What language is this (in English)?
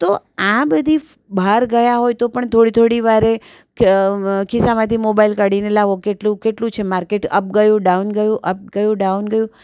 Gujarati